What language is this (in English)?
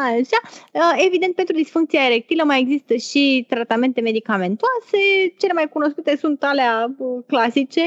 Romanian